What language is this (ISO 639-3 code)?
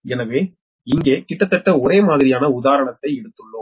tam